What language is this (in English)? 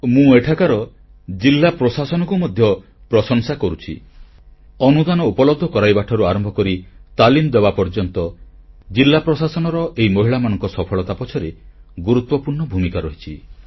Odia